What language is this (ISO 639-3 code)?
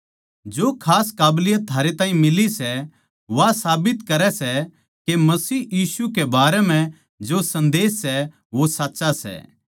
bgc